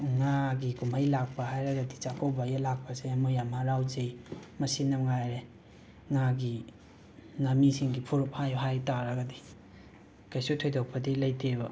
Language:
Manipuri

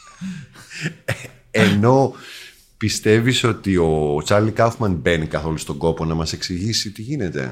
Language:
Greek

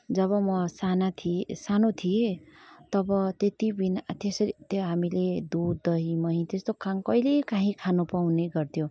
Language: Nepali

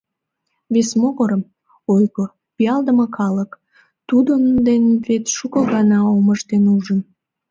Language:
Mari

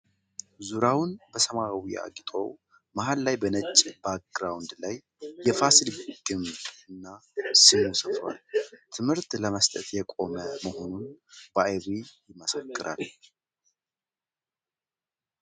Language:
Amharic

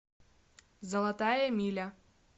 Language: Russian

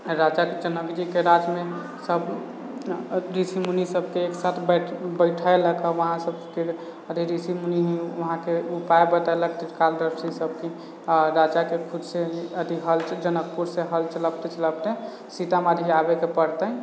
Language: Maithili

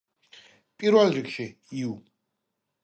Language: Georgian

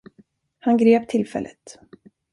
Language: Swedish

